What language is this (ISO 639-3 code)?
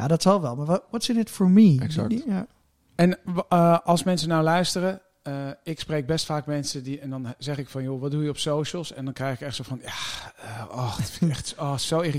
nld